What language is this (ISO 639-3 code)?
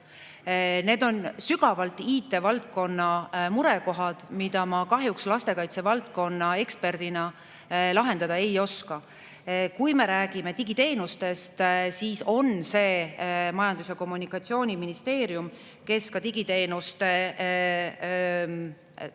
est